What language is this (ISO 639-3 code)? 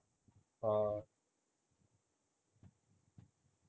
pan